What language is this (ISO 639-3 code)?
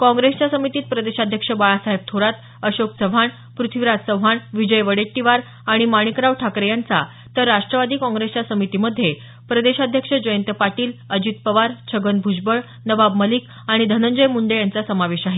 mar